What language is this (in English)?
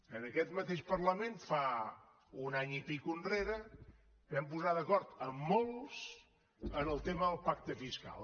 Catalan